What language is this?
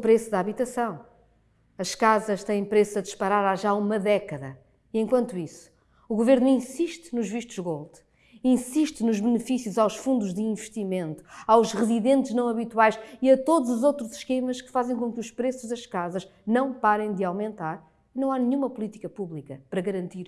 Portuguese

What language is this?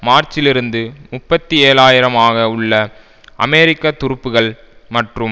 Tamil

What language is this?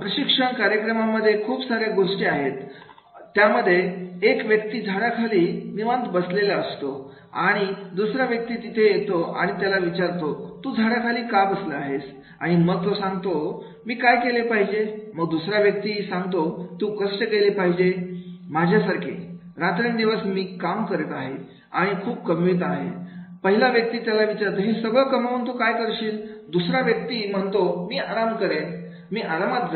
Marathi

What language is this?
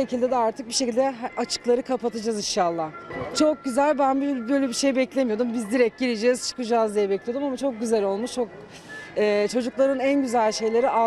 Turkish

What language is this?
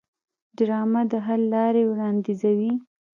Pashto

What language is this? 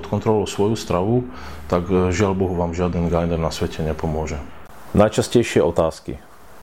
Slovak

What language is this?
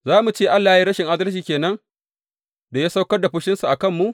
Hausa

